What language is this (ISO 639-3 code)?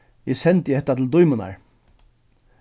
fao